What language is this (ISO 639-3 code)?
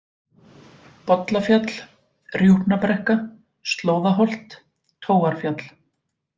isl